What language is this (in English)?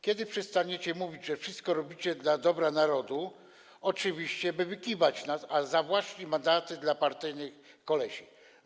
Polish